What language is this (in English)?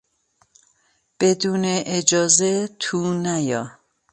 Persian